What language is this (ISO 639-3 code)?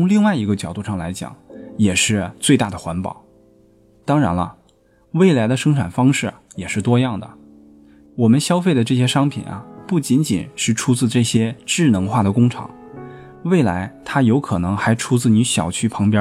zho